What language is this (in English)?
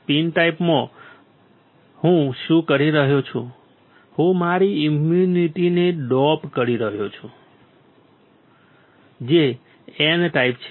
Gujarati